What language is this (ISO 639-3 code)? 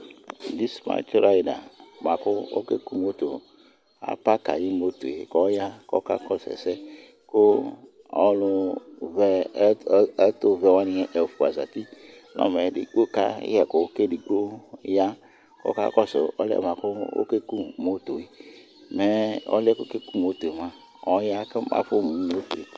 kpo